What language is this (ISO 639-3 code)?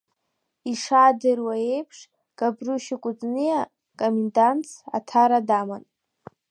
abk